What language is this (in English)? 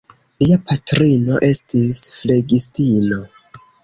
Esperanto